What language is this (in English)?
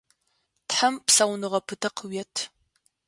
Adyghe